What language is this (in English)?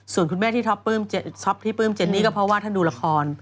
Thai